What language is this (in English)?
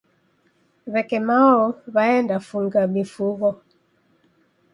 Taita